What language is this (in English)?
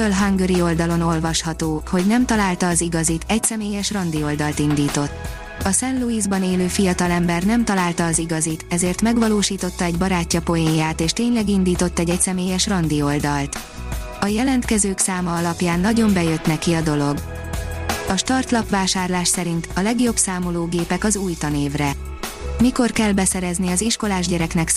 Hungarian